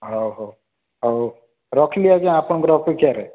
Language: Odia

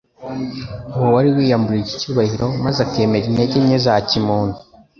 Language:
Kinyarwanda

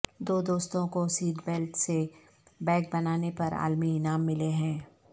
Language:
Urdu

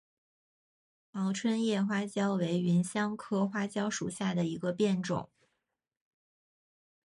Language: Chinese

